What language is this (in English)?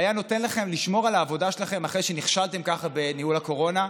Hebrew